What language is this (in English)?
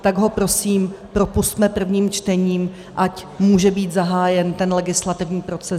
Czech